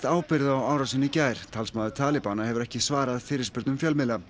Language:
Icelandic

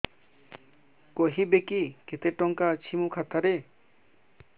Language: Odia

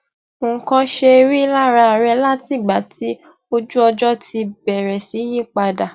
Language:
Yoruba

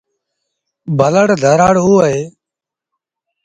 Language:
Sindhi Bhil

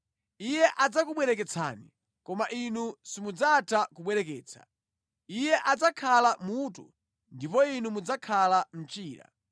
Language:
Nyanja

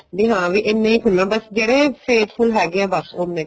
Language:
Punjabi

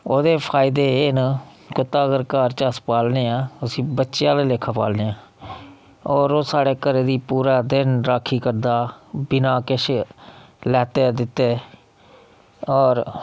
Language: Dogri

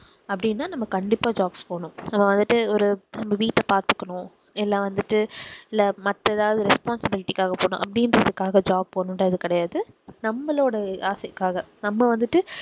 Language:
Tamil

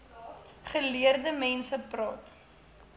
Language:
Afrikaans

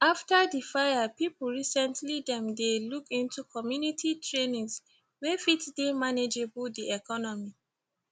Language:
Nigerian Pidgin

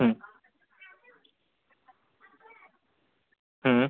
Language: Marathi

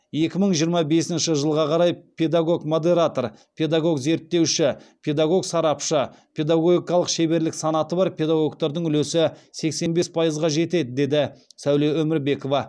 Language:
Kazakh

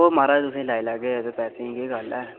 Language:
Dogri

